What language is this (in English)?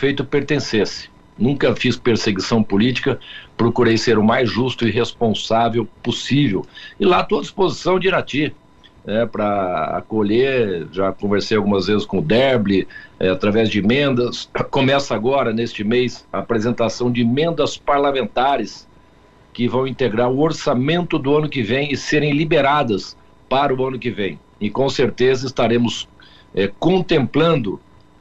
Portuguese